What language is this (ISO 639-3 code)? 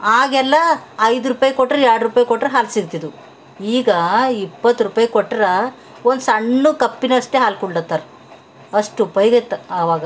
kan